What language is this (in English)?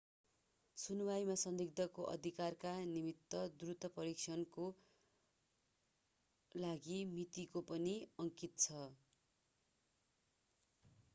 Nepali